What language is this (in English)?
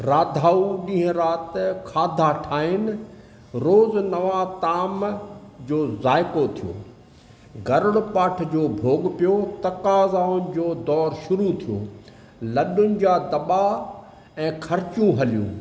Sindhi